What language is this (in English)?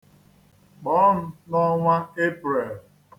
Igbo